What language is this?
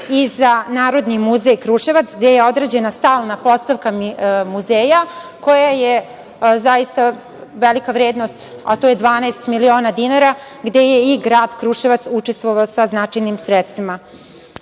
Serbian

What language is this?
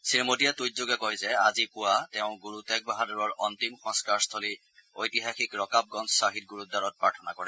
Assamese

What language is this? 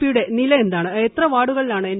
Malayalam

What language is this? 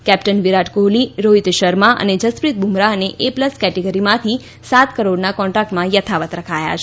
Gujarati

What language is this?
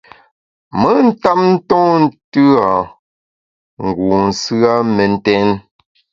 Bamun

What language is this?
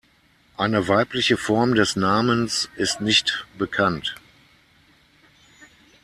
German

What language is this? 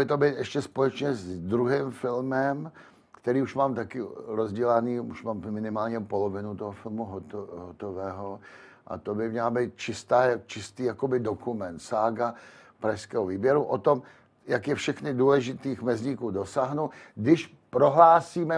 Czech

